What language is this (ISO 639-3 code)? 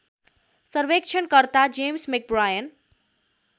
nep